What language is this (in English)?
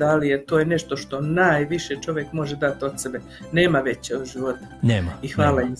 Croatian